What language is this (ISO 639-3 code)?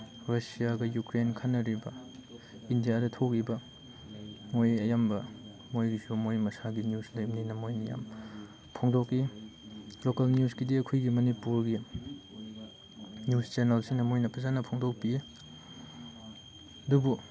mni